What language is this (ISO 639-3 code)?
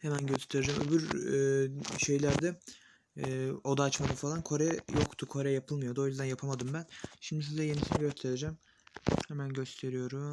tur